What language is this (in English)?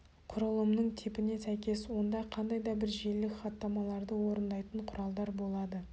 Kazakh